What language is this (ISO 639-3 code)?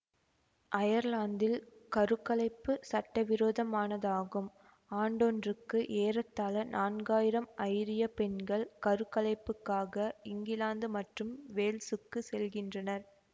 tam